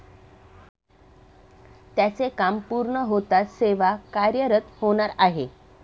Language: Marathi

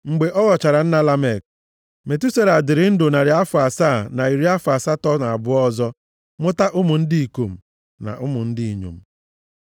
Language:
Igbo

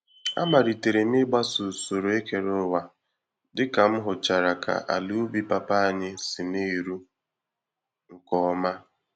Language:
Igbo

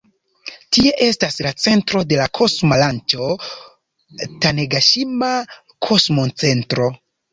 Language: Esperanto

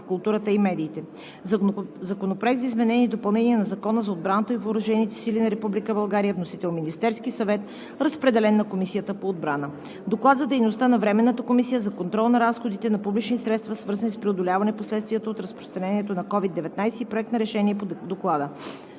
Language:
Bulgarian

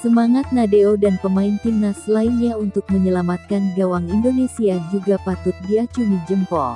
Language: Indonesian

